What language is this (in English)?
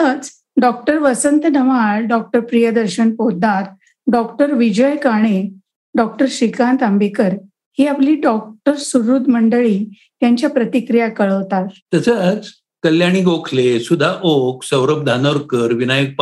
Marathi